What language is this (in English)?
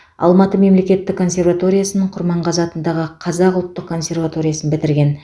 Kazakh